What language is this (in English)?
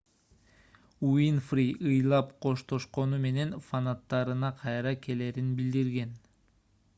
Kyrgyz